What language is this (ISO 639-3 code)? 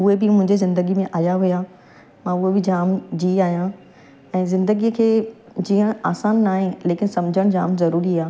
snd